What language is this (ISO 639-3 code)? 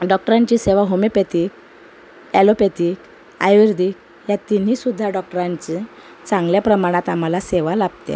mar